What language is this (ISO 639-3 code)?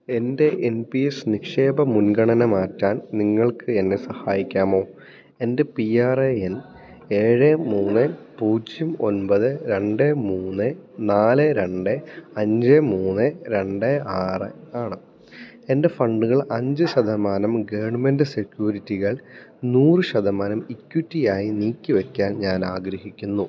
mal